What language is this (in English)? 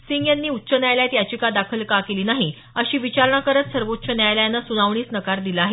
Marathi